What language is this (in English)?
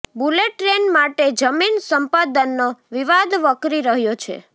Gujarati